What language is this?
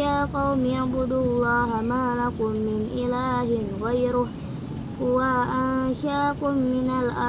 Indonesian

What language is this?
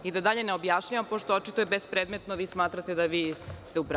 Serbian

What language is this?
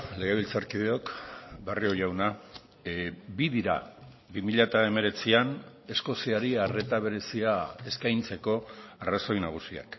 Basque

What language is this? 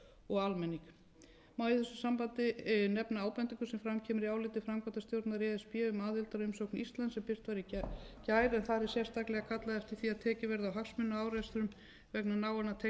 Icelandic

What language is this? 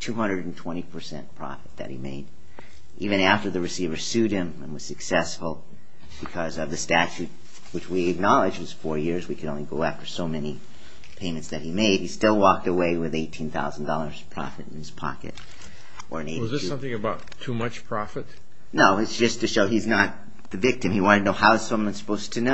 English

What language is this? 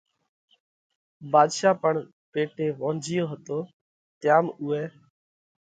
Parkari Koli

